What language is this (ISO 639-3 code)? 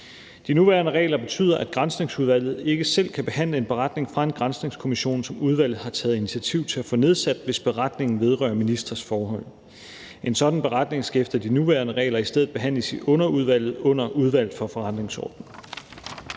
dan